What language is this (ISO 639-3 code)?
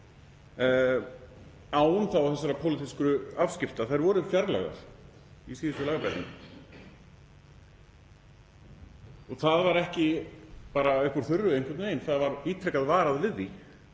isl